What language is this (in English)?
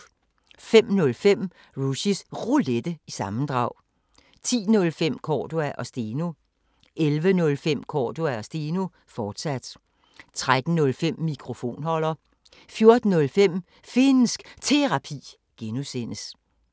Danish